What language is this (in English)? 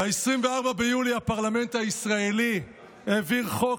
Hebrew